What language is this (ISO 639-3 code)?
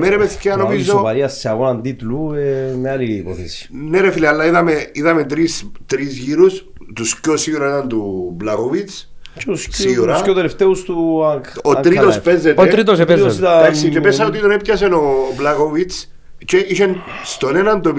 ell